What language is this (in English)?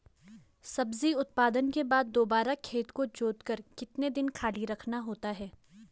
Hindi